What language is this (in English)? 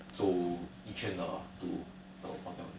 English